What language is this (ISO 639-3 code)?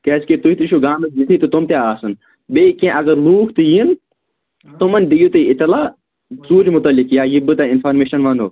kas